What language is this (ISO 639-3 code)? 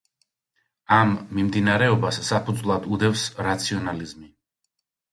kat